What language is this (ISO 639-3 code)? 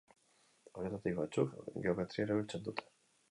eus